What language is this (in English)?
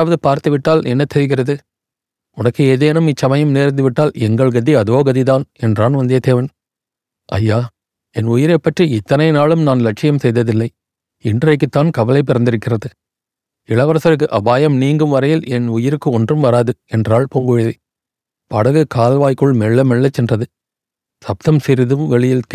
Tamil